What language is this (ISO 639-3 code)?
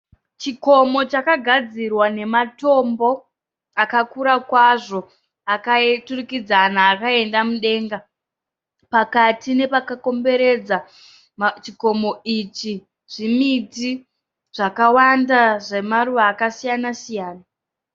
sna